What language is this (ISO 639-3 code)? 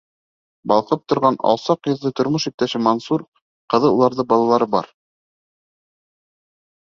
bak